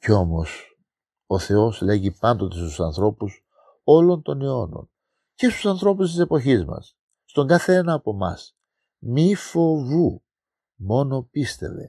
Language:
Greek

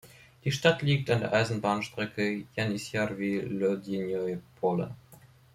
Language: German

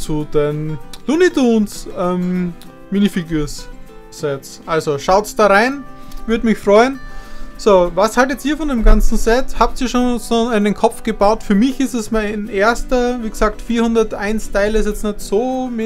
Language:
German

